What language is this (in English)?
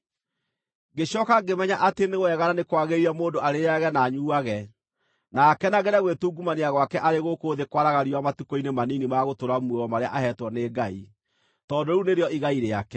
Kikuyu